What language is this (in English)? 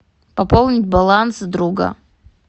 Russian